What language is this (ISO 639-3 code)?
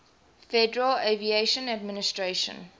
eng